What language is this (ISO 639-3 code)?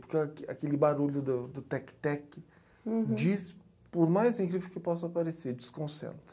por